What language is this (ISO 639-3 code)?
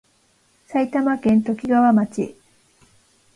jpn